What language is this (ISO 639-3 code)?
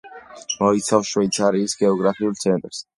kat